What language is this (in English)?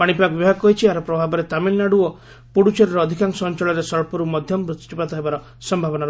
Odia